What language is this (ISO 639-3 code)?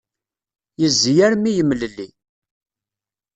kab